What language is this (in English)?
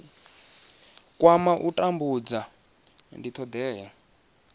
Venda